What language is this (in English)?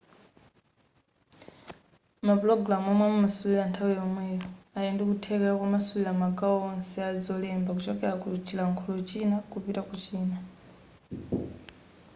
Nyanja